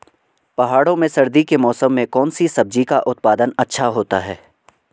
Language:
Hindi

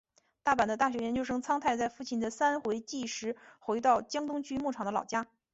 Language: Chinese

